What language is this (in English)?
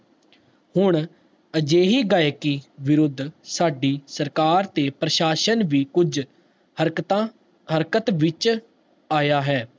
Punjabi